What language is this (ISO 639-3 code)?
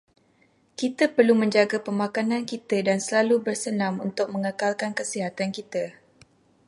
msa